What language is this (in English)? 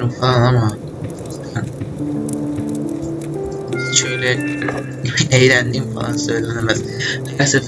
Turkish